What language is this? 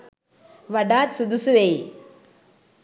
Sinhala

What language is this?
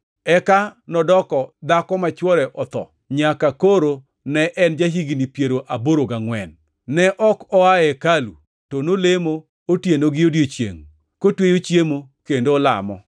Luo (Kenya and Tanzania)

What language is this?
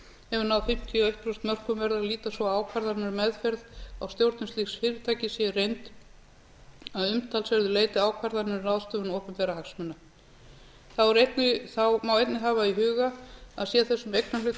Icelandic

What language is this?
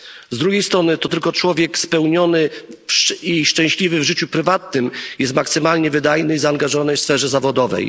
Polish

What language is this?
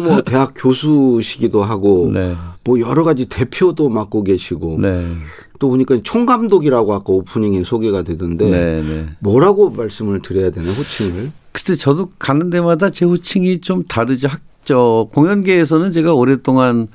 Korean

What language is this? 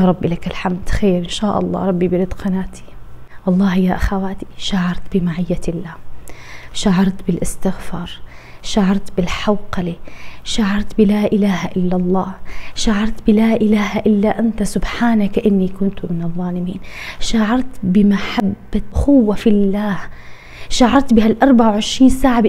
Arabic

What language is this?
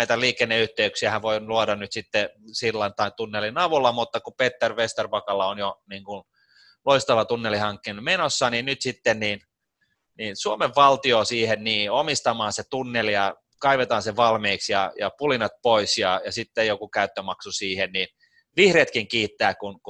Finnish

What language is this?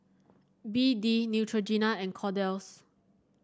English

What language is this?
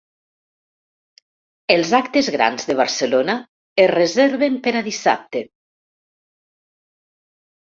Catalan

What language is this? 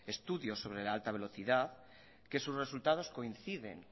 Spanish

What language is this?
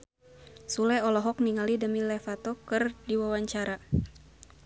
Sundanese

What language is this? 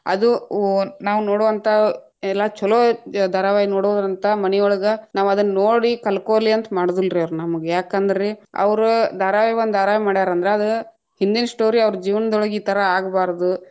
Kannada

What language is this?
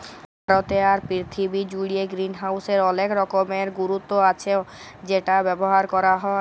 Bangla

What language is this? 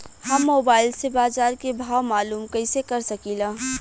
Bhojpuri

